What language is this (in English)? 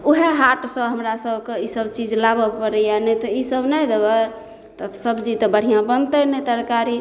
Maithili